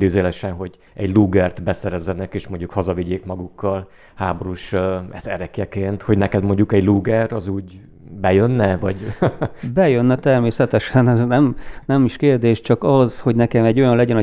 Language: Hungarian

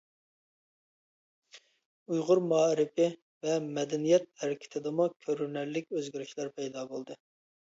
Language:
Uyghur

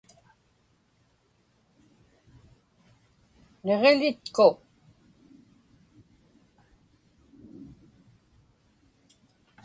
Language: Inupiaq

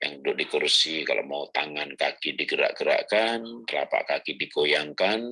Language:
Indonesian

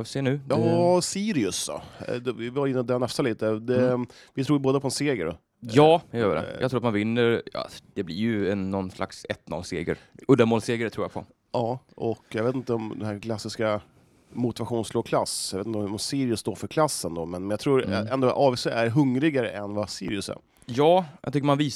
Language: Swedish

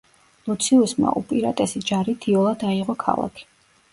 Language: Georgian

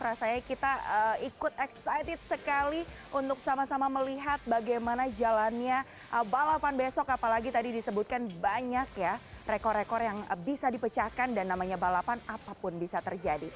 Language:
Indonesian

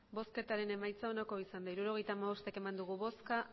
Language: Basque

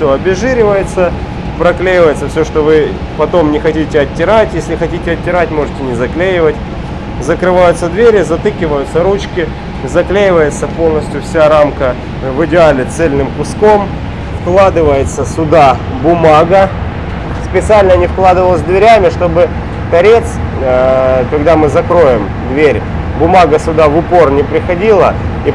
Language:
Russian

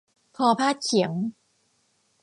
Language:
Thai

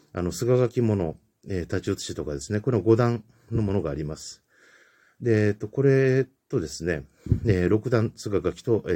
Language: Japanese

